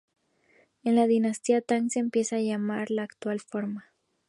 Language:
Spanish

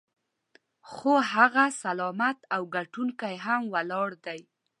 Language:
Pashto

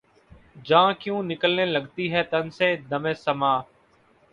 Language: Urdu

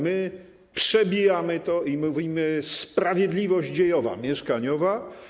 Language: Polish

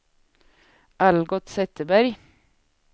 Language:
Swedish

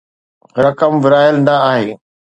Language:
Sindhi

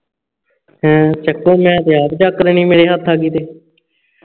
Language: Punjabi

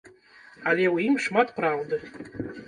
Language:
Belarusian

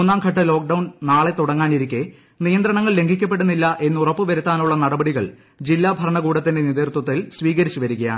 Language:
Malayalam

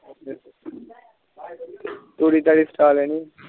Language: Punjabi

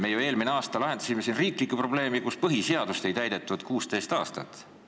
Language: Estonian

